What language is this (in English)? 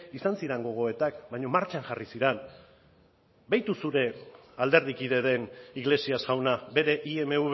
Basque